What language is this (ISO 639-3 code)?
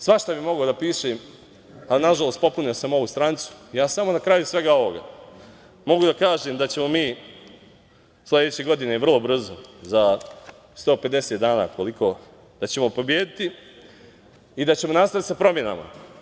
srp